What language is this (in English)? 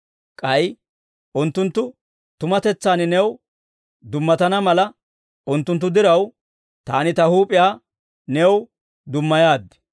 Dawro